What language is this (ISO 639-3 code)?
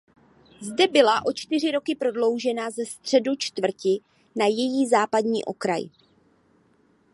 ces